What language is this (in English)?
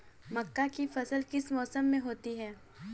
Hindi